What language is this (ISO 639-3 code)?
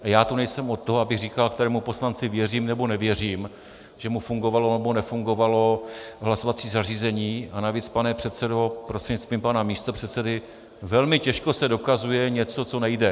ces